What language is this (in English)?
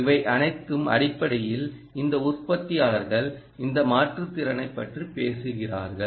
Tamil